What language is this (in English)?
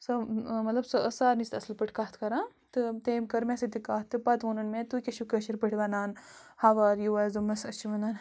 Kashmiri